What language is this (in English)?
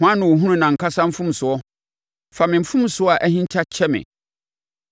Akan